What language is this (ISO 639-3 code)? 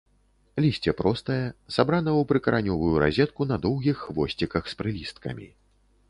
bel